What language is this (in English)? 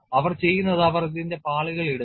Malayalam